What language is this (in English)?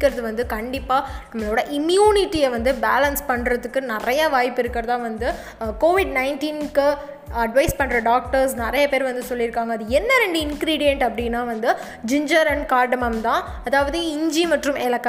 Tamil